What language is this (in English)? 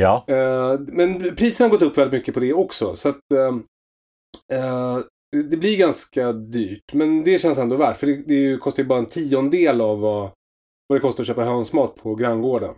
Swedish